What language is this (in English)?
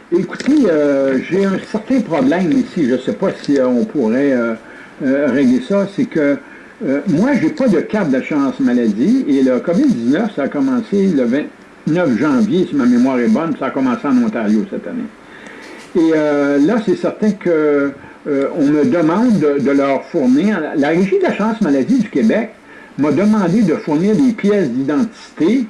French